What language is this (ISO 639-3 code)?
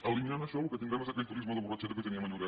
cat